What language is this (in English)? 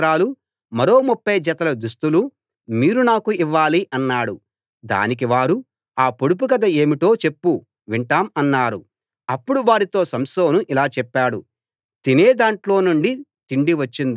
Telugu